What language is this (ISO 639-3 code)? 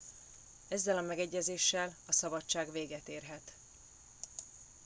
hun